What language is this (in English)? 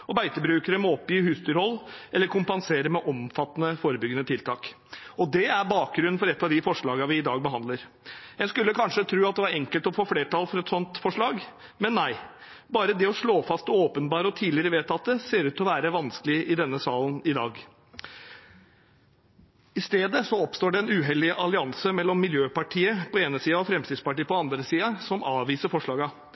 Norwegian Bokmål